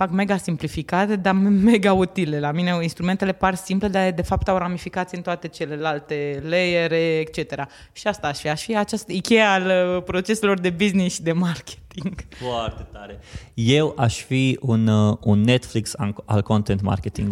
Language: Romanian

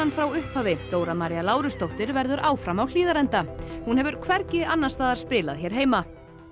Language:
Icelandic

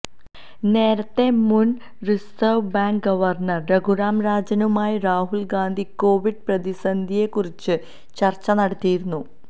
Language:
Malayalam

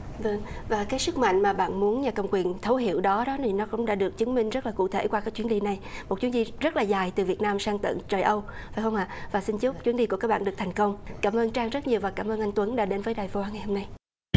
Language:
Vietnamese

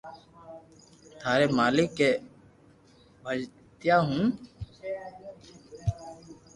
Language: Loarki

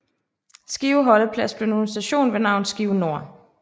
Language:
Danish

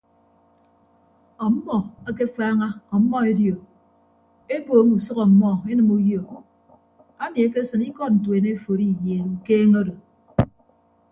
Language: Ibibio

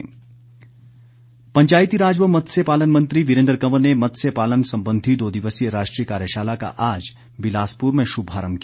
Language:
Hindi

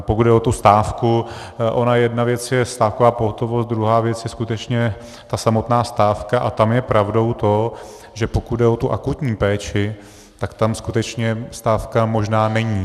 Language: Czech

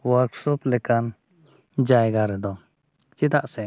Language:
Santali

